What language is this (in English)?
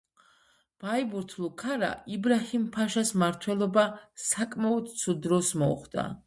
Georgian